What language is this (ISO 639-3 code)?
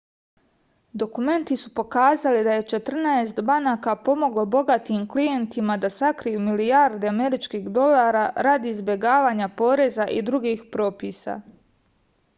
srp